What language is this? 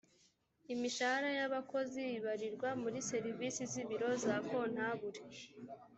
Kinyarwanda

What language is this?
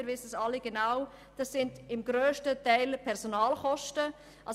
Swiss German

